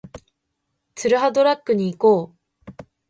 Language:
Japanese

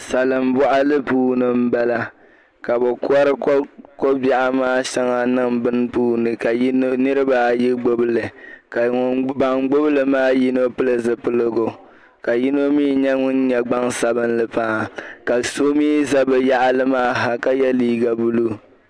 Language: Dagbani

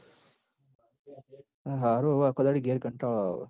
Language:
Gujarati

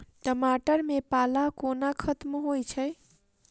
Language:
Maithili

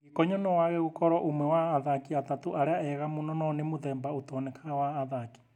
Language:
Kikuyu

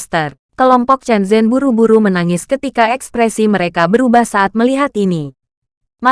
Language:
Indonesian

